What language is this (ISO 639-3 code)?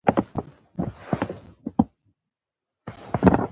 pus